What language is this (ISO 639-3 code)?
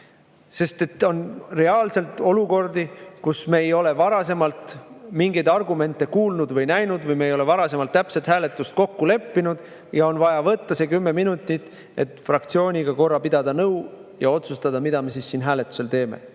est